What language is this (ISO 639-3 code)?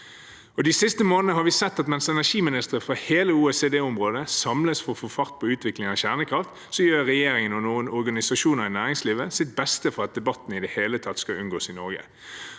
nor